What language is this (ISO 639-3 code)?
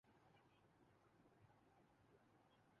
urd